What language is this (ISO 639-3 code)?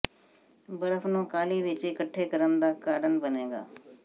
pan